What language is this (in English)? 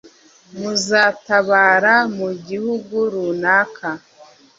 Kinyarwanda